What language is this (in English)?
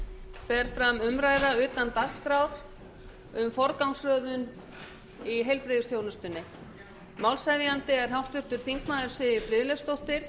Icelandic